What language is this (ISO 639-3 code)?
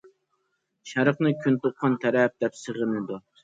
uig